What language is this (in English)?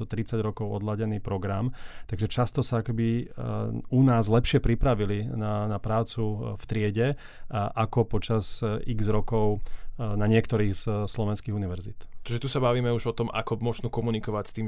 Slovak